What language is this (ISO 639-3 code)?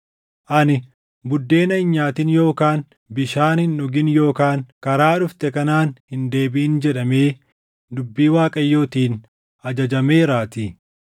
orm